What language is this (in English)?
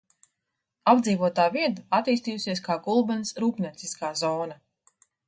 Latvian